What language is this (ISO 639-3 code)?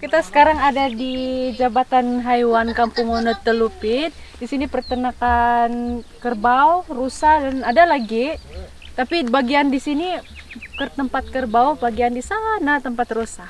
ind